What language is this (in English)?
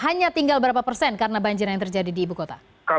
Indonesian